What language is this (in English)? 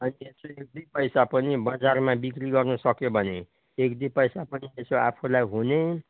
Nepali